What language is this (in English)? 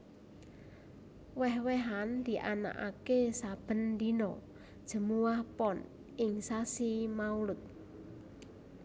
Javanese